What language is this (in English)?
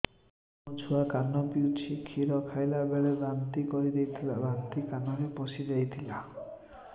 Odia